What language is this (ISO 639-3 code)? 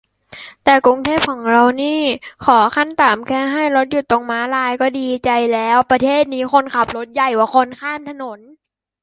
tha